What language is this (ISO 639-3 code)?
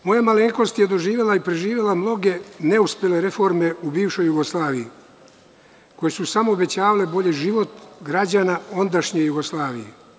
srp